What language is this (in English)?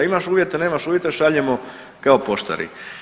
Croatian